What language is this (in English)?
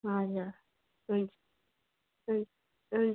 Nepali